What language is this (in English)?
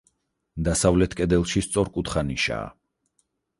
Georgian